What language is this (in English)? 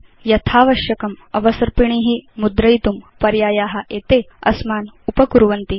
Sanskrit